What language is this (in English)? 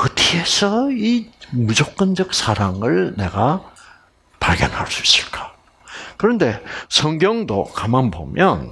Korean